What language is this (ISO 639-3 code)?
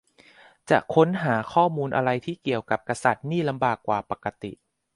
tha